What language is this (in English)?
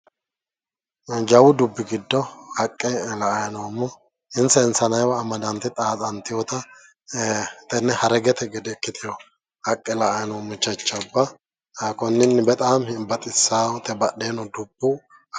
Sidamo